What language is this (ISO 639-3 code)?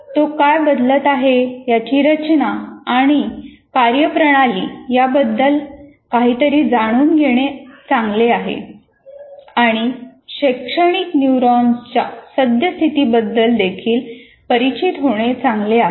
mar